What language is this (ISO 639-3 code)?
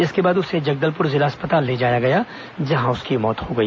hin